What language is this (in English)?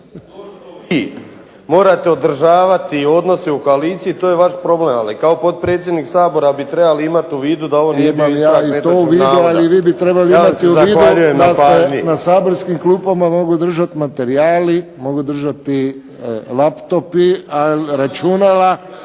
Croatian